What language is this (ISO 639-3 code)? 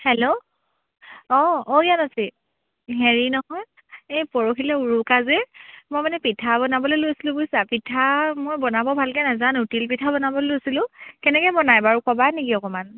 asm